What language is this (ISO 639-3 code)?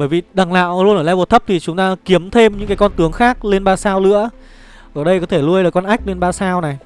vie